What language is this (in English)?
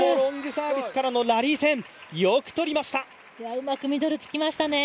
Japanese